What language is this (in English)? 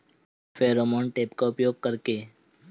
Bhojpuri